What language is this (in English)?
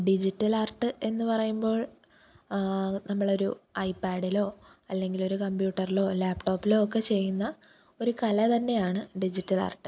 Malayalam